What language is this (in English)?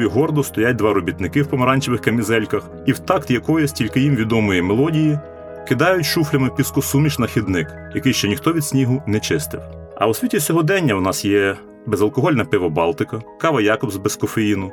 Ukrainian